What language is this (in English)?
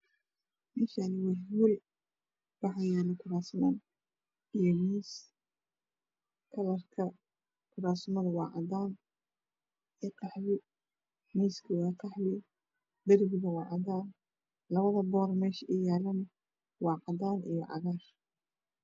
Somali